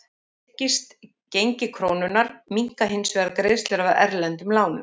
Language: Icelandic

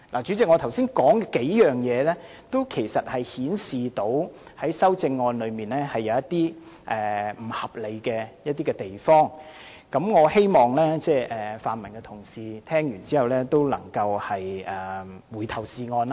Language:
Cantonese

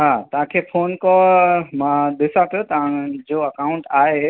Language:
Sindhi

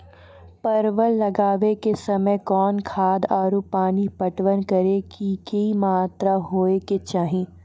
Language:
Maithili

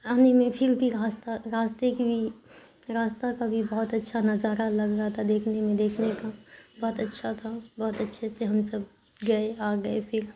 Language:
Urdu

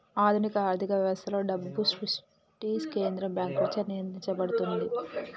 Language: Telugu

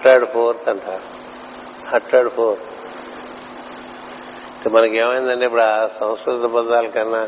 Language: Telugu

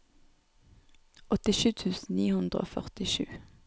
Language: Norwegian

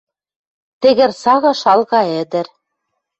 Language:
Western Mari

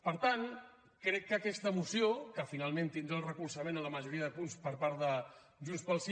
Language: Catalan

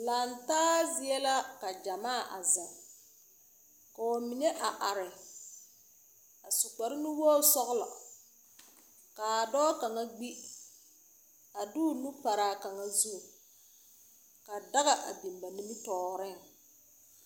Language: Southern Dagaare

